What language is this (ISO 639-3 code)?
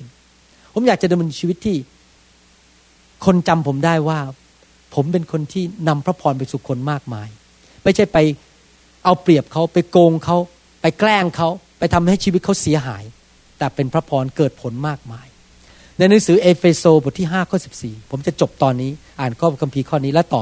tha